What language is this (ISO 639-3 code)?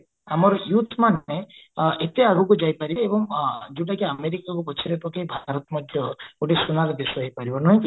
ori